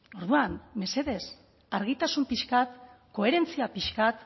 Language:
Basque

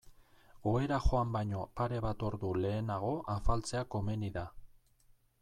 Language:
Basque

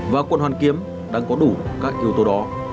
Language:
Vietnamese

